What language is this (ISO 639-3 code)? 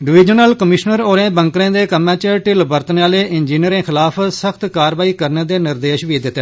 doi